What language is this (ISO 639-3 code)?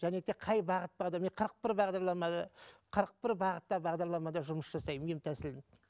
kaz